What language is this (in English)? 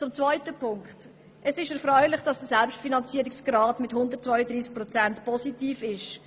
Swiss German